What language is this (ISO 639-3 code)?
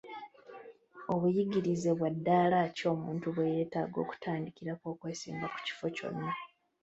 lug